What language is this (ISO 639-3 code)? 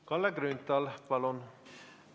est